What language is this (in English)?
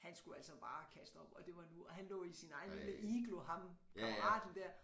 Danish